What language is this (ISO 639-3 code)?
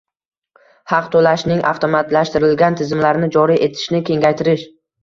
uzb